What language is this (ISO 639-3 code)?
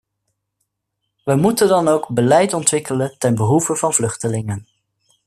nld